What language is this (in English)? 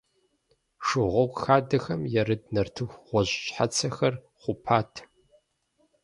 Kabardian